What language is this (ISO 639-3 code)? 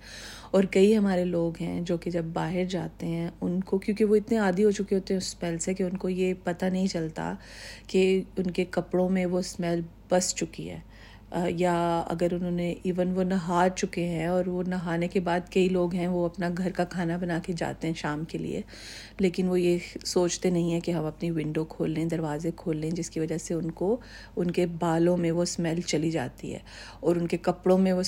urd